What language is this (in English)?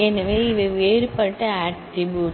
Tamil